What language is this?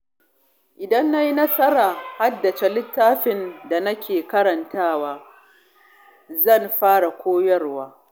Hausa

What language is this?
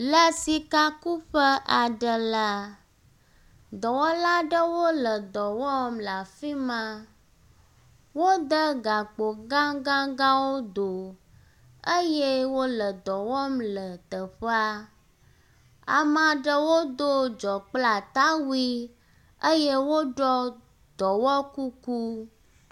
Ewe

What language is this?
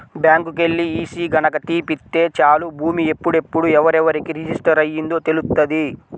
Telugu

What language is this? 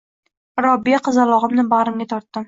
Uzbek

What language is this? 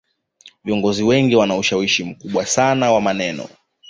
Swahili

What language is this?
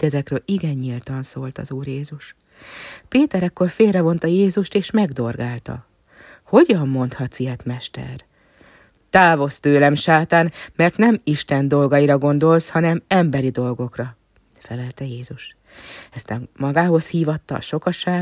Hungarian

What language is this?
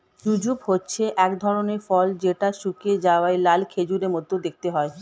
Bangla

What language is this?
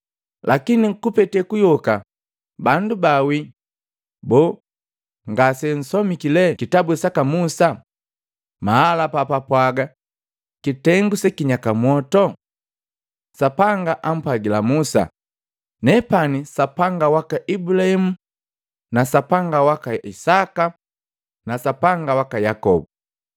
Matengo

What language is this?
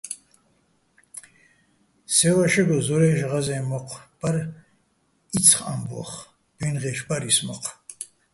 Bats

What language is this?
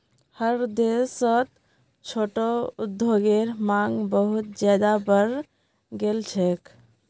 Magahi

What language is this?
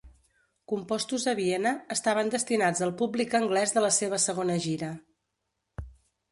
Catalan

